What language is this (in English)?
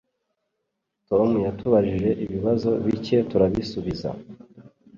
Kinyarwanda